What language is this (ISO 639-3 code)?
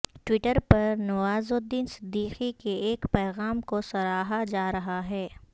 urd